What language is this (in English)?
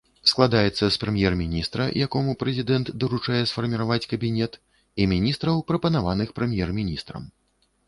Belarusian